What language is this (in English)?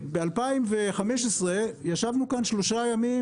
Hebrew